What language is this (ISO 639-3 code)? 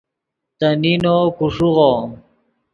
ydg